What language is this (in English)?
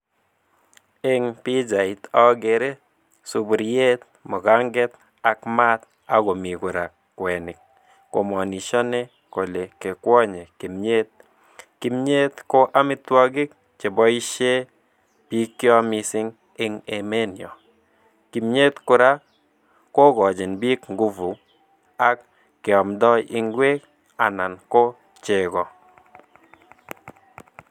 Kalenjin